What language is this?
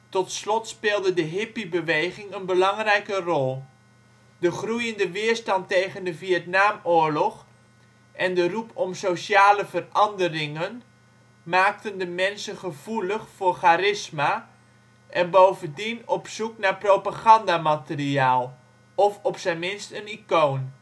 Dutch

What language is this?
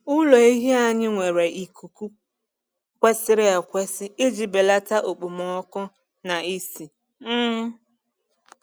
Igbo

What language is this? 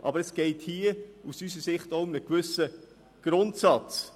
Swiss German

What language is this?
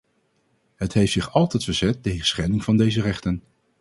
Dutch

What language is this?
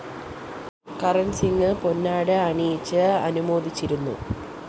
Malayalam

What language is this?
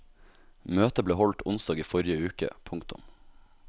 Norwegian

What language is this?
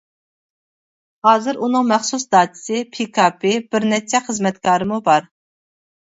Uyghur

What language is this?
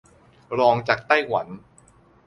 Thai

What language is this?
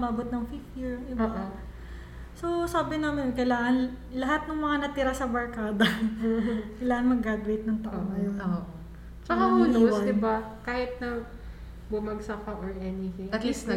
Filipino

